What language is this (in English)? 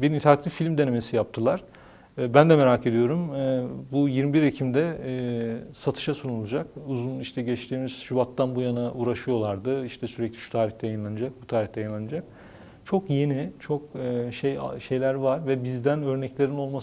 Turkish